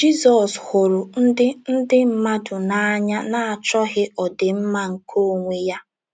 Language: Igbo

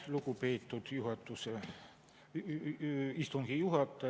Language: Estonian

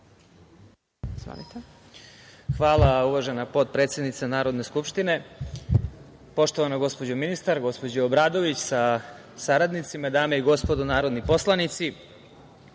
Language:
Serbian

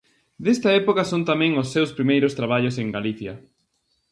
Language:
Galician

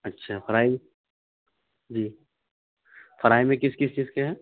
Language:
Urdu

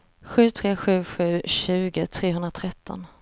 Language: Swedish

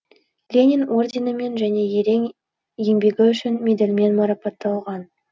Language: Kazakh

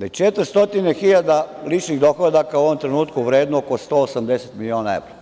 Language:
Serbian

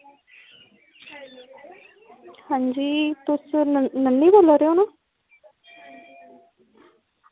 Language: Dogri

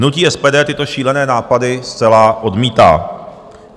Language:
Czech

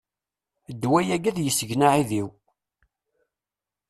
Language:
Kabyle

